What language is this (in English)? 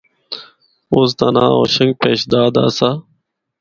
Northern Hindko